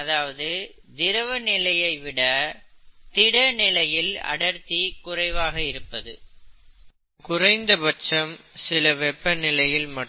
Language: Tamil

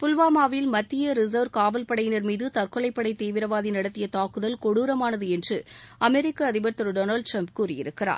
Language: Tamil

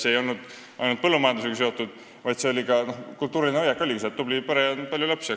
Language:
Estonian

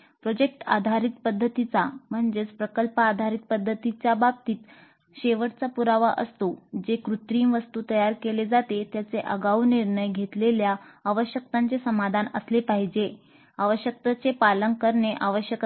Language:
Marathi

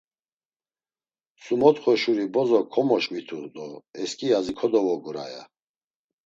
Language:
Laz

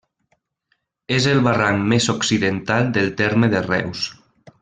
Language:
Catalan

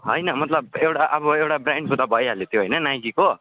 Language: Nepali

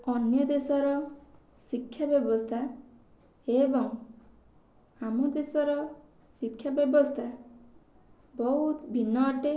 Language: Odia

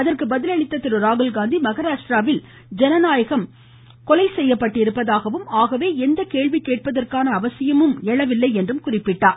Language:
Tamil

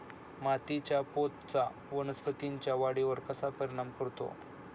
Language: Marathi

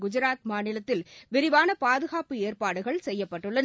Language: Tamil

